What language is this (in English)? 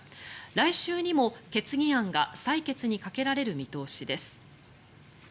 Japanese